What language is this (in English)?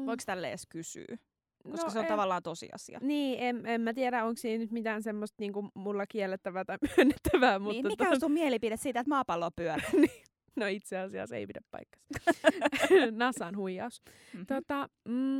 Finnish